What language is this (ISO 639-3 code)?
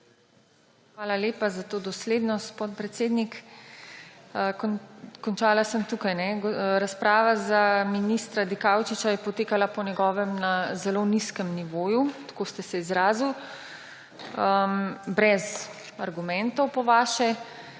slv